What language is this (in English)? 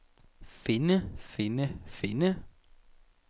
Danish